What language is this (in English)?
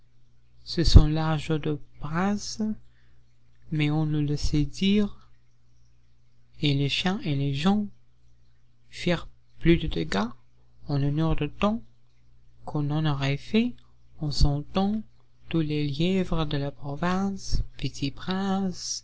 French